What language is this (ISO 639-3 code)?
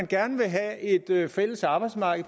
dan